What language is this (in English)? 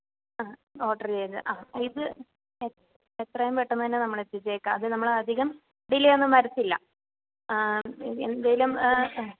Malayalam